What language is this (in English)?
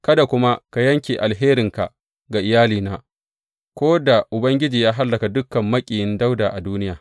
Hausa